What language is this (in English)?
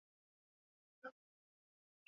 Basque